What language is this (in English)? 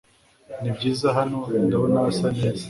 Kinyarwanda